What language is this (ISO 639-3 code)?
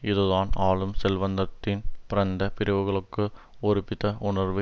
tam